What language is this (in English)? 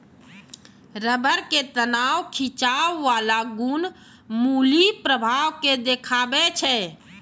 Maithili